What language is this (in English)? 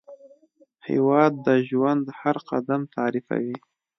Pashto